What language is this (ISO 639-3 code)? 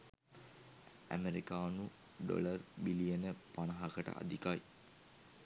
sin